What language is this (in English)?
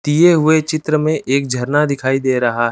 Hindi